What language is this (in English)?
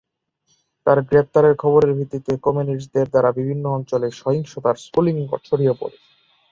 Bangla